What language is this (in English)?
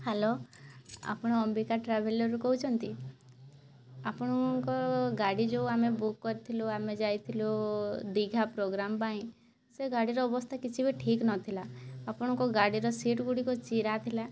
Odia